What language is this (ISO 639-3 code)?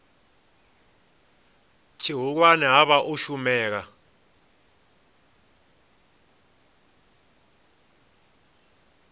ven